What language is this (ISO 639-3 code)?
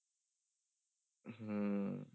pan